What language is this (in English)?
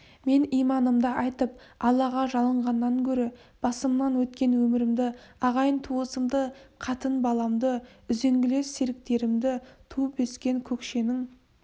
Kazakh